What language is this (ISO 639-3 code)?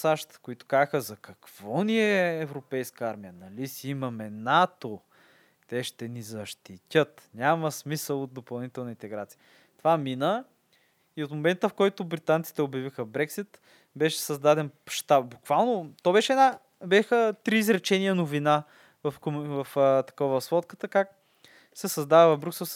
bul